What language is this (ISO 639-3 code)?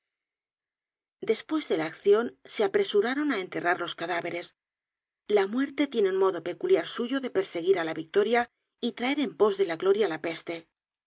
spa